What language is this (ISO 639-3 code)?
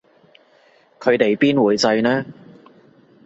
yue